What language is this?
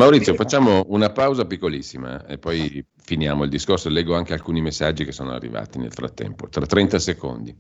Italian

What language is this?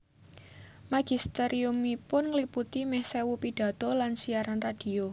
Javanese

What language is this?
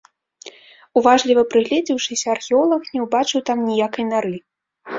Belarusian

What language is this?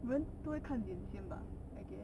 English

